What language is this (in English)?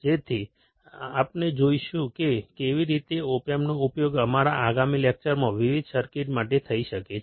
Gujarati